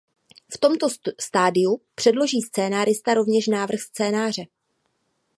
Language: Czech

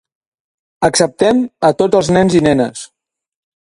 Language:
Catalan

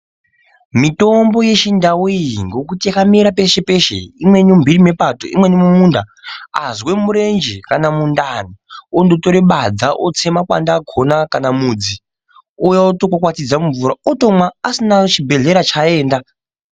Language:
Ndau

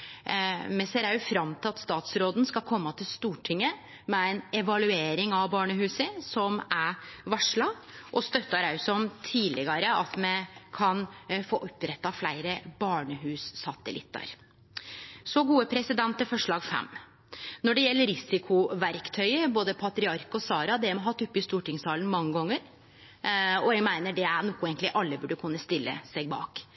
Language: Norwegian Nynorsk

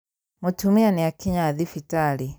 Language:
Kikuyu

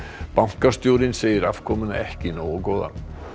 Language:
Icelandic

